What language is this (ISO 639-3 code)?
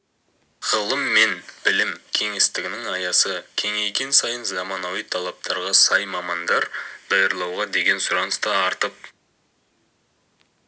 kaz